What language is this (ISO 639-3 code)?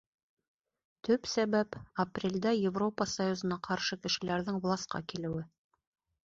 bak